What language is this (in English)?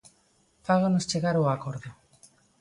Galician